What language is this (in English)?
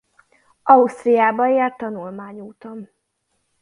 Hungarian